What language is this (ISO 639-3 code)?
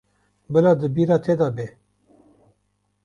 kur